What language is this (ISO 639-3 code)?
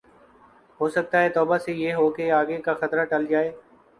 urd